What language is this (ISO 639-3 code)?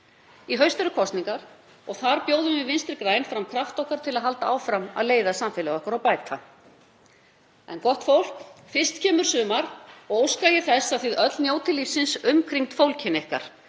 isl